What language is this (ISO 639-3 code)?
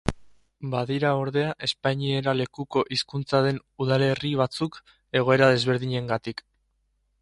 eus